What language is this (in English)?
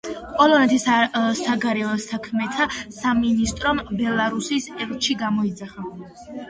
Georgian